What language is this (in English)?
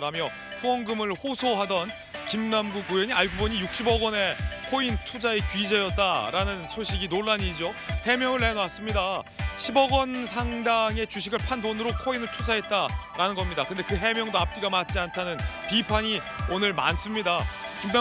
Korean